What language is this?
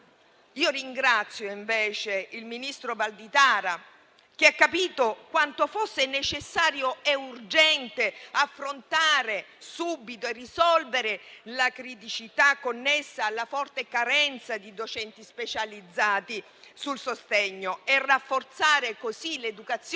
Italian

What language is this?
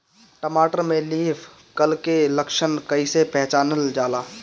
Bhojpuri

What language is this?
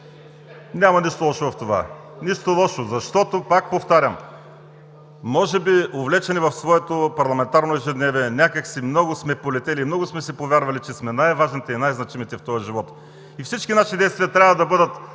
Bulgarian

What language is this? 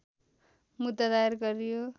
Nepali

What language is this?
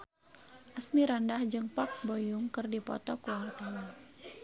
Sundanese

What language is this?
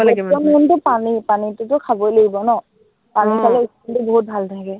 Assamese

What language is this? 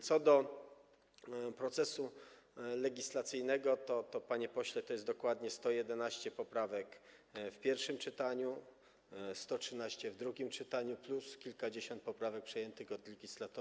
Polish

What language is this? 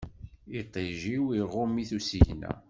Kabyle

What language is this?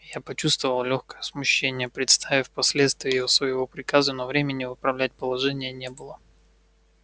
Russian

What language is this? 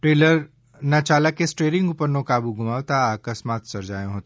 Gujarati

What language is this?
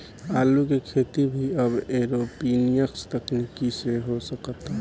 Bhojpuri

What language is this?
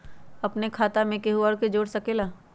Magahi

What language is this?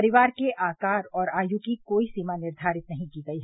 Hindi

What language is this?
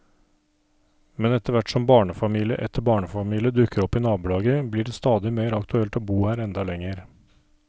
Norwegian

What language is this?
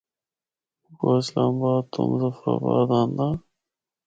Northern Hindko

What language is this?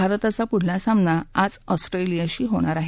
Marathi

